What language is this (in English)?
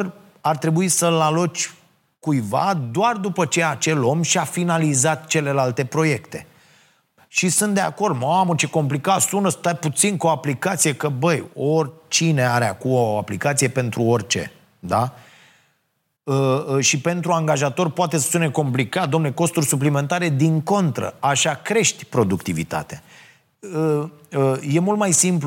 Romanian